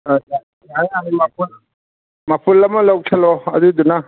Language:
Manipuri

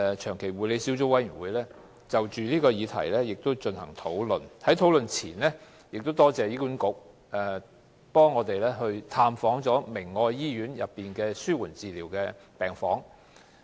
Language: Cantonese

